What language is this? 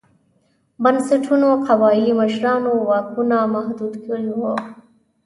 Pashto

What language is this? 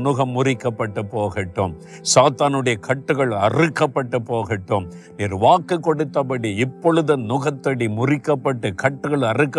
Tamil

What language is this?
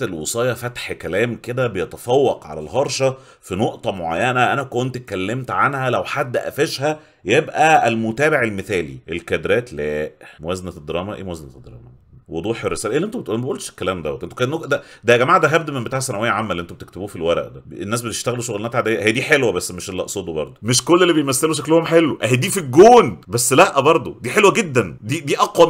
Arabic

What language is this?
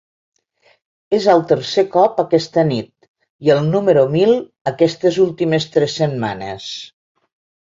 Catalan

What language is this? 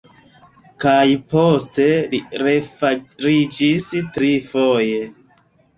Esperanto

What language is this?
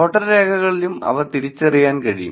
Malayalam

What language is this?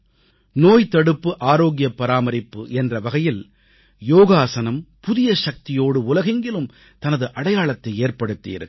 Tamil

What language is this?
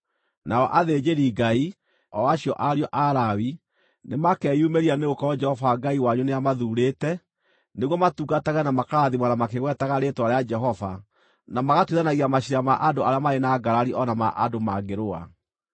Kikuyu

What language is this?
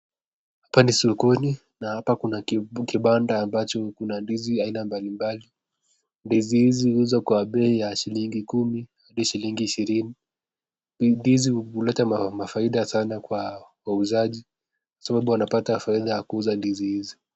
Swahili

